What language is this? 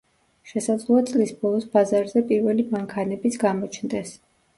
Georgian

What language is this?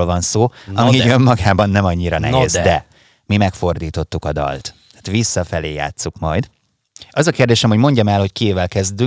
Hungarian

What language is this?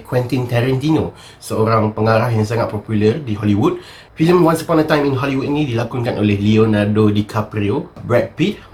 Malay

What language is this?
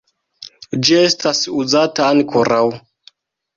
Esperanto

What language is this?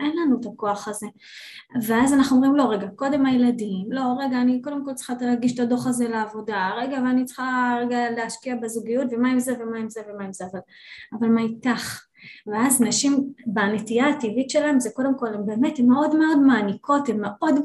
Hebrew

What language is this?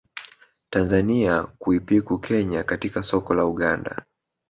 Swahili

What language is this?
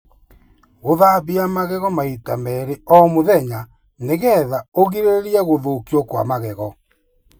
Kikuyu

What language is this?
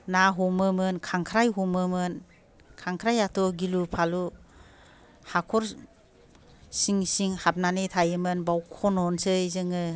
Bodo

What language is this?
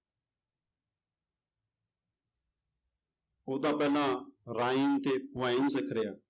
Punjabi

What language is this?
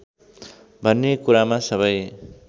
Nepali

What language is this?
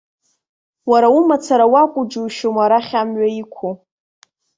Abkhazian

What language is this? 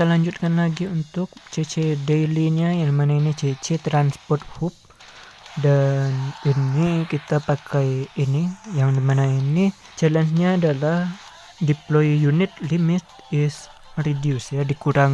Indonesian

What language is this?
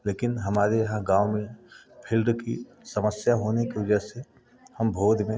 Hindi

